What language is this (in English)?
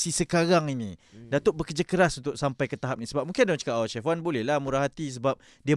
Malay